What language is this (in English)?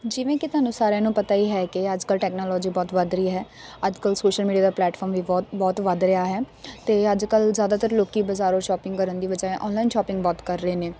Punjabi